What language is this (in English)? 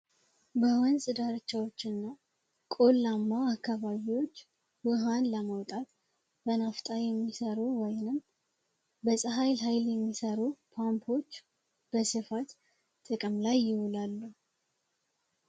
Amharic